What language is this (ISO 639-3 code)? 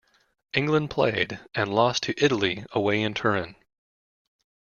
eng